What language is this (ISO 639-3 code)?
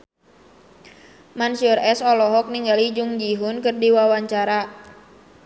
sun